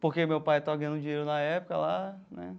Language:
Portuguese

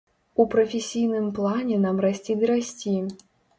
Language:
Belarusian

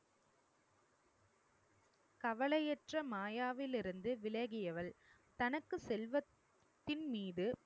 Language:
Tamil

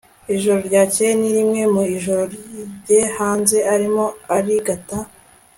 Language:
Kinyarwanda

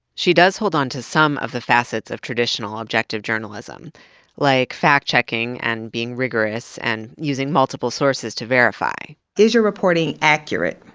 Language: English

